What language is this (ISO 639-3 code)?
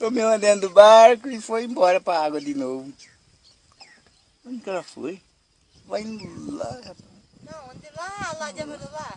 por